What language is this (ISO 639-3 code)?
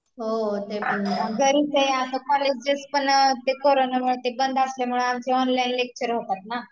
mar